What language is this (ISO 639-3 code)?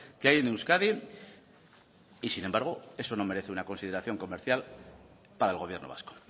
spa